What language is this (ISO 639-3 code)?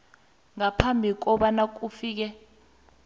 nbl